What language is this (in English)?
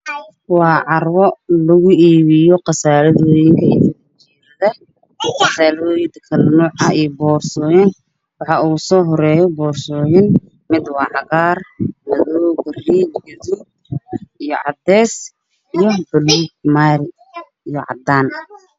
Somali